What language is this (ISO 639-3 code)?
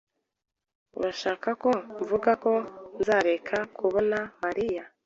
kin